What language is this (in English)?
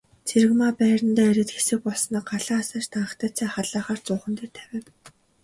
Mongolian